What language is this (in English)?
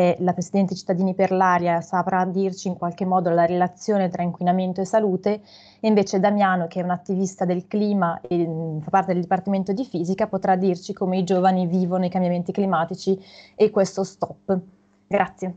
Italian